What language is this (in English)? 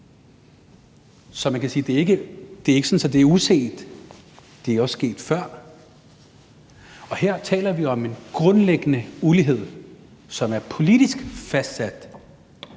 Danish